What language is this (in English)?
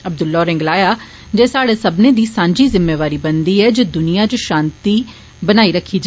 Dogri